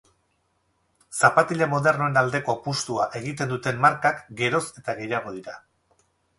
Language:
Basque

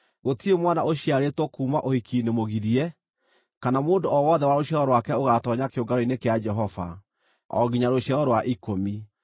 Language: Kikuyu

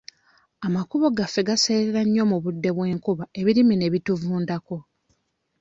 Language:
Ganda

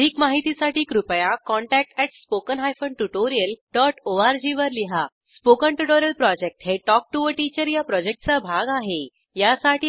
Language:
Marathi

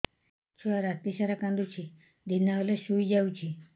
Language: Odia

